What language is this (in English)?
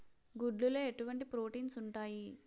Telugu